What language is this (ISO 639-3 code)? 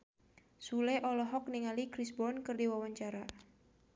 sun